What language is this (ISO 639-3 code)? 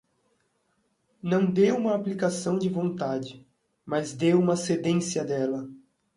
por